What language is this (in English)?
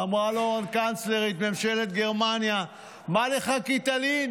Hebrew